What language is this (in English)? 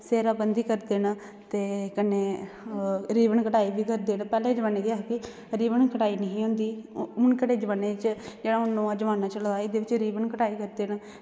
Dogri